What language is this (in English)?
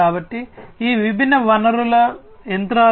Telugu